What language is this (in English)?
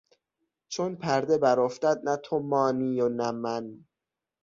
Persian